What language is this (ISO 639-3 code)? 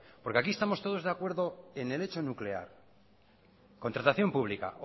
spa